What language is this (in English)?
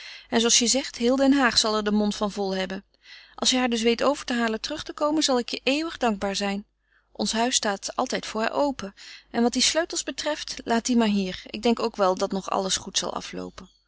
Dutch